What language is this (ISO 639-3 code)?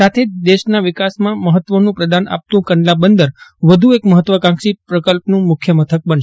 guj